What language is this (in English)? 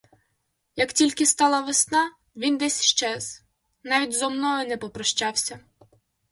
Ukrainian